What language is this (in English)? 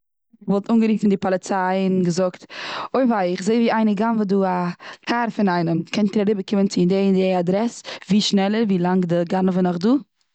Yiddish